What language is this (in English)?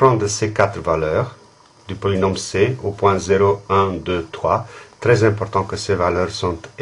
French